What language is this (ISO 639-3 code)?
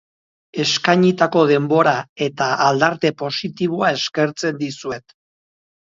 eus